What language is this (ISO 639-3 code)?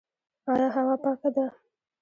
pus